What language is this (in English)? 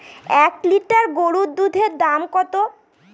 Bangla